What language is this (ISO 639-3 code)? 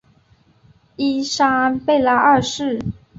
zho